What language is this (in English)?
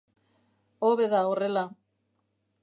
Basque